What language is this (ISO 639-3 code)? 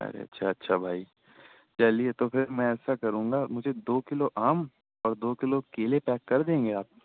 urd